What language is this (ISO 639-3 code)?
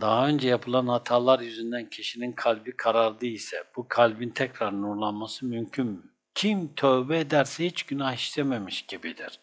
tur